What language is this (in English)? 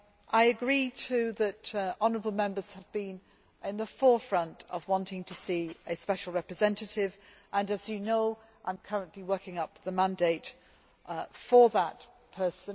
English